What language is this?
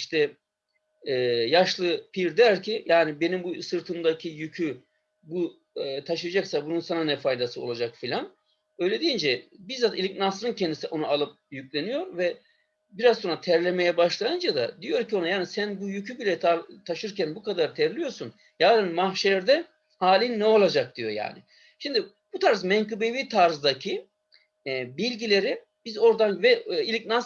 Turkish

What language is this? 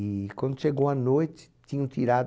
Portuguese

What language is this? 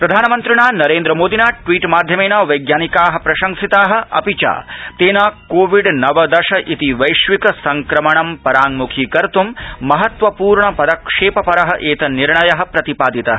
Sanskrit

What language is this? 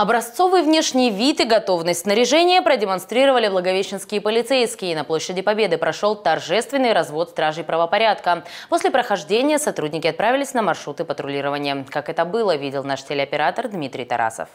Russian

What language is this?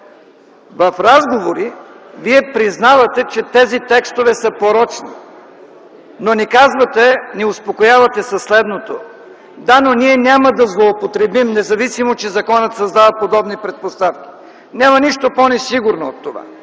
Bulgarian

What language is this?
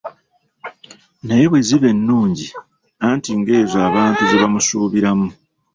Ganda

